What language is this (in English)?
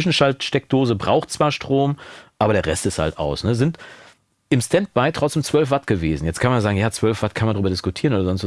German